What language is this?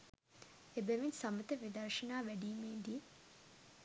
Sinhala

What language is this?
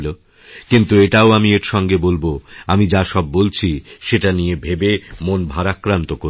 Bangla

